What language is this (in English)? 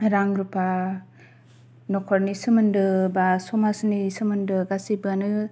Bodo